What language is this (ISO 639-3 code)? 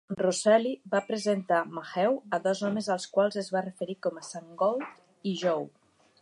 cat